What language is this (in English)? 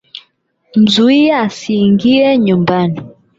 Swahili